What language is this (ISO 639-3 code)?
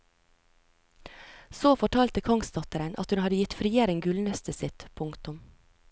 nor